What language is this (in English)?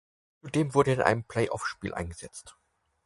German